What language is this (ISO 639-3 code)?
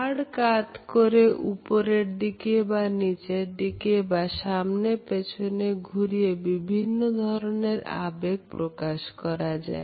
ben